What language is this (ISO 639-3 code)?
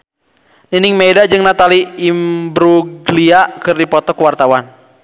sun